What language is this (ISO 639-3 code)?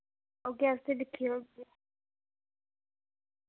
doi